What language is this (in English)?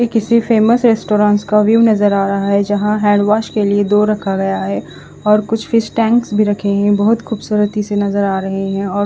Hindi